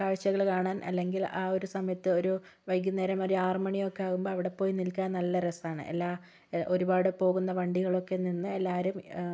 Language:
Malayalam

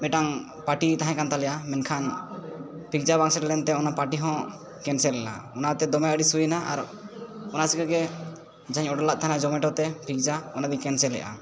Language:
Santali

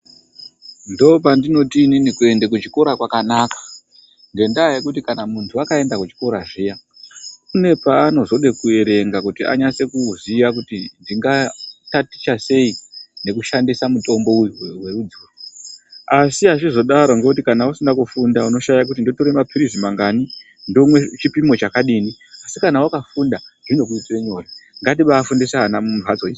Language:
Ndau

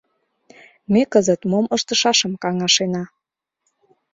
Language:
Mari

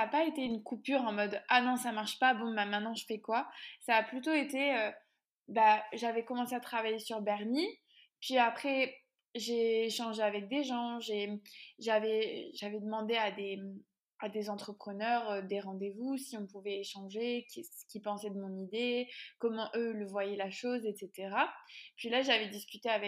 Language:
French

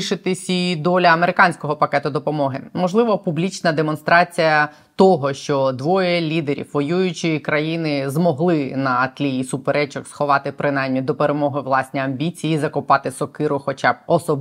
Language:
Ukrainian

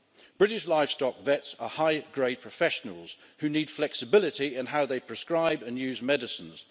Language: English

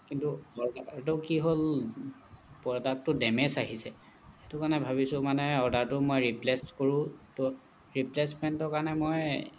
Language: Assamese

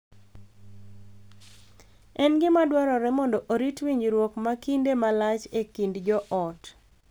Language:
Luo (Kenya and Tanzania)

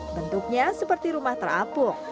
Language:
Indonesian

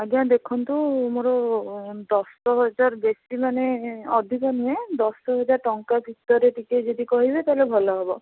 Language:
Odia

